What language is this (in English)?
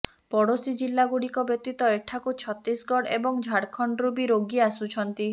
Odia